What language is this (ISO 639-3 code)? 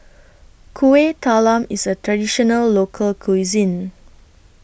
eng